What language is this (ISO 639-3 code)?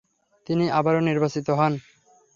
ben